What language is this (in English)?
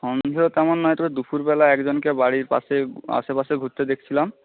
Bangla